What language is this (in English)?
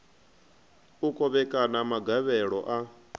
Venda